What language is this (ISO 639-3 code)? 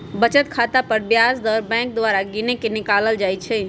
mag